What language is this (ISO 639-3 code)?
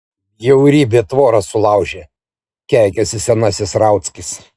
lit